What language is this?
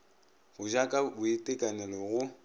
Northern Sotho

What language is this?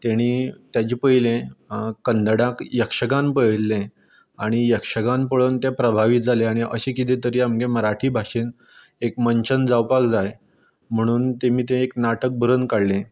Konkani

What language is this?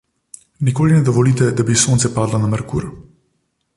Slovenian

